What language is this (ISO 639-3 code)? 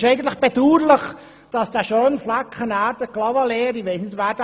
gsw